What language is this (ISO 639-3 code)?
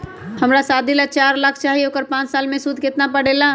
mag